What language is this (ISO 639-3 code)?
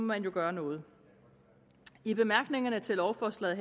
dan